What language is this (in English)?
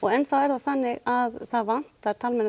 Icelandic